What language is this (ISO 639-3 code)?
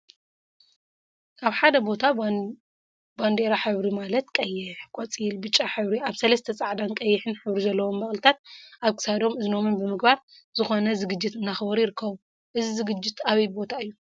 tir